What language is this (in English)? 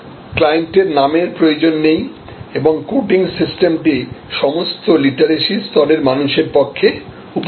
Bangla